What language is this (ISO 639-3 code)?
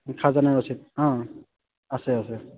asm